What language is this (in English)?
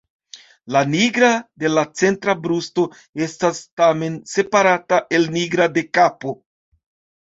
Esperanto